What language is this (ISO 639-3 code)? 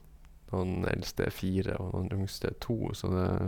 nor